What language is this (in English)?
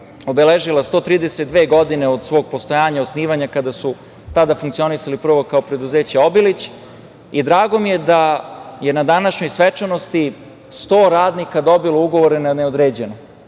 Serbian